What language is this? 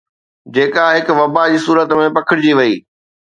Sindhi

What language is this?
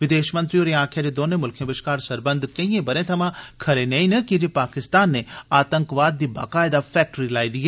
Dogri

